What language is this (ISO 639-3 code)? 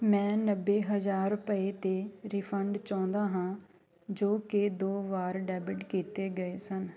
pan